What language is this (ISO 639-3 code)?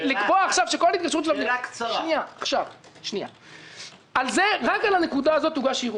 heb